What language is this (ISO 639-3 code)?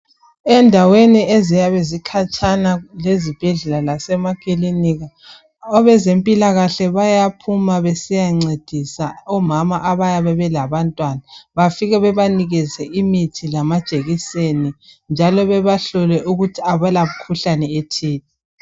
nde